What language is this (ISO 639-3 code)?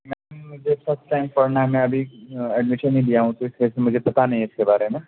urd